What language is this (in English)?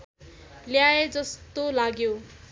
Nepali